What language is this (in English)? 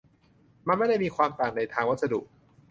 Thai